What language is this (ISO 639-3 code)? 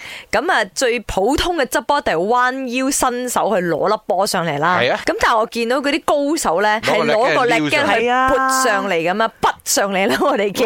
zho